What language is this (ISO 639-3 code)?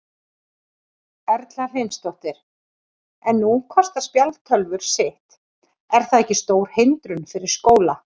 isl